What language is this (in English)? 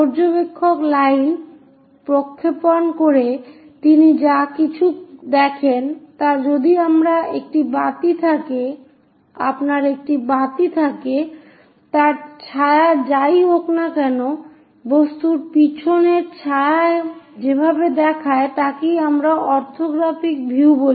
Bangla